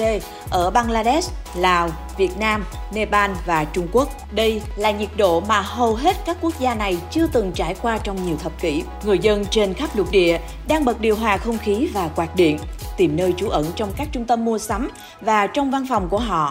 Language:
Vietnamese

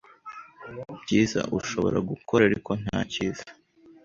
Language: Kinyarwanda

